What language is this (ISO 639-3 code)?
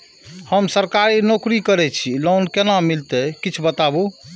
mai